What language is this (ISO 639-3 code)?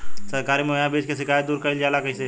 bho